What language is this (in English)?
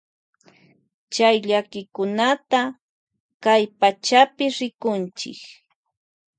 Loja Highland Quichua